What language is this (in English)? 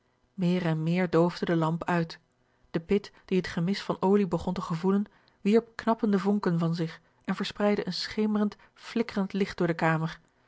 Dutch